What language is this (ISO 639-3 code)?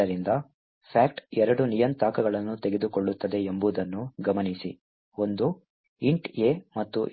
kan